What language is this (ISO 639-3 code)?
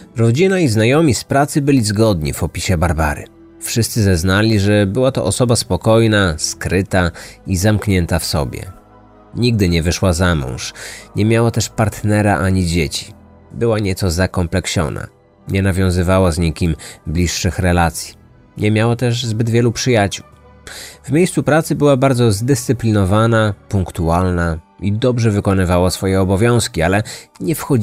pol